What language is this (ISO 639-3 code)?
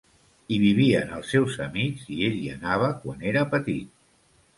cat